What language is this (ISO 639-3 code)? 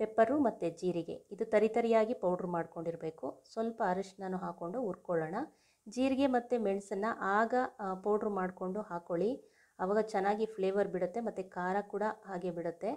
kan